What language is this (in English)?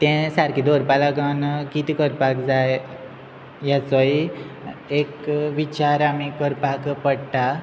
Konkani